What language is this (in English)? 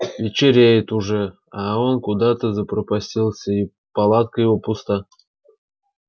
Russian